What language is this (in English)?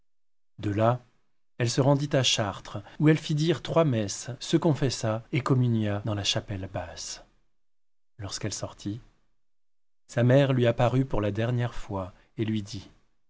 French